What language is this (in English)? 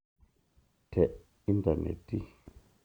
Masai